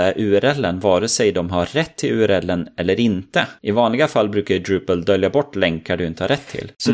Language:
Swedish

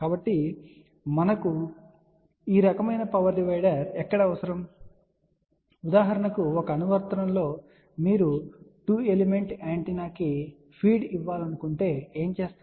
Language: Telugu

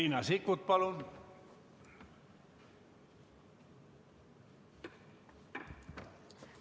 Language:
Estonian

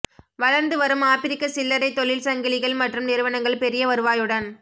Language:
Tamil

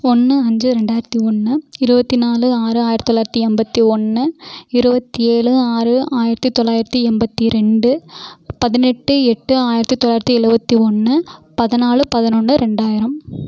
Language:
Tamil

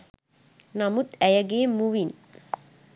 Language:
Sinhala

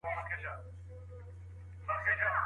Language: Pashto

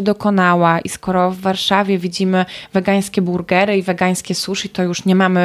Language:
Polish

